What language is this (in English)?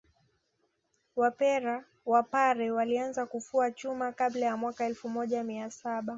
Swahili